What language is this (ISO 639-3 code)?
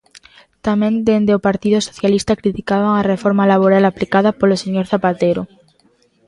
glg